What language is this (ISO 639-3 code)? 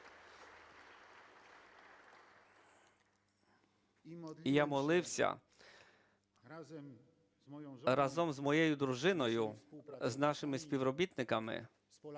ukr